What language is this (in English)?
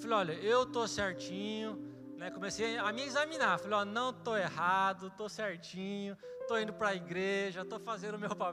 Portuguese